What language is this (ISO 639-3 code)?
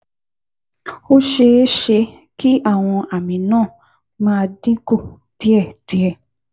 yor